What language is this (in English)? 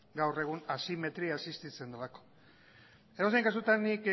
Basque